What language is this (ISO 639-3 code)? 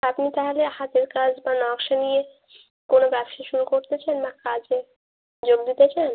ben